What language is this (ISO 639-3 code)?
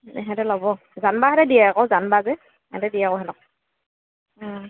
asm